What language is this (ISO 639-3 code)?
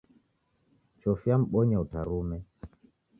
dav